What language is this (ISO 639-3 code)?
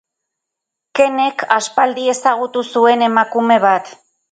eus